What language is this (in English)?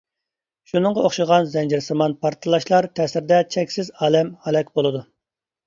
Uyghur